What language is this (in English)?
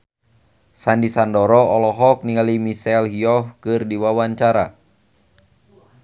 Sundanese